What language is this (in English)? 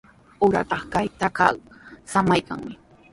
Sihuas Ancash Quechua